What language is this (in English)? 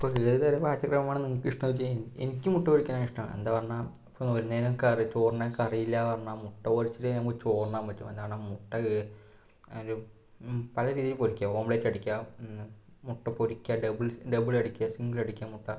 Malayalam